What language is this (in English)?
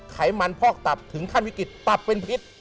Thai